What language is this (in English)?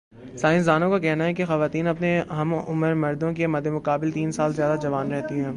Urdu